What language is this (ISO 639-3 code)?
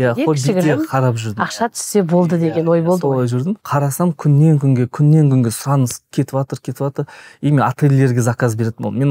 tur